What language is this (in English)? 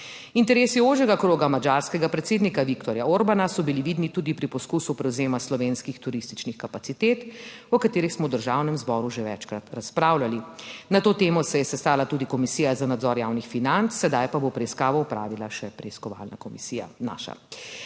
Slovenian